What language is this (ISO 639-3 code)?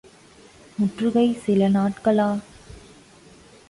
tam